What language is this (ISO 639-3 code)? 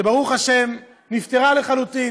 heb